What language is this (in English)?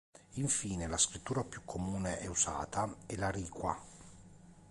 Italian